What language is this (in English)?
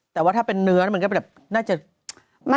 Thai